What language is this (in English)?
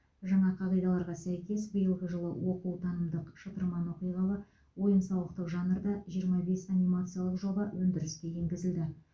Kazakh